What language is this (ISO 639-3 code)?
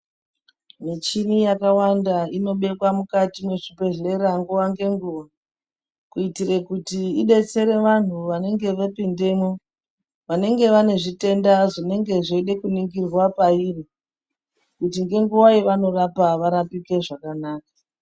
ndc